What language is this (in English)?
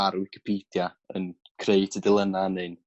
Welsh